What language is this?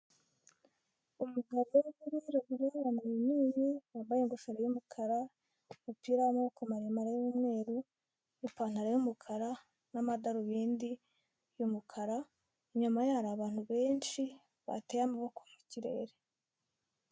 Kinyarwanda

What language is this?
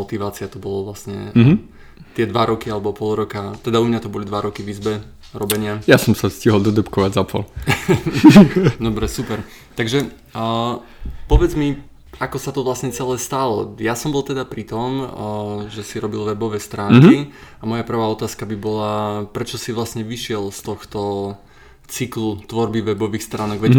Slovak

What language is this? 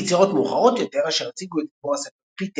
Hebrew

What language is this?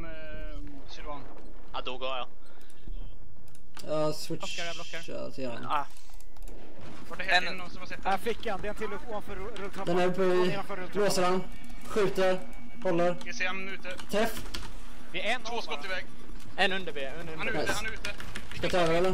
Swedish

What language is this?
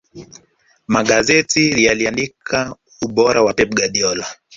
Swahili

